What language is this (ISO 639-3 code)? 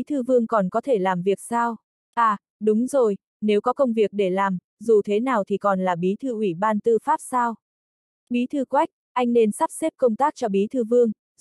vie